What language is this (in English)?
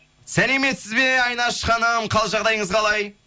Kazakh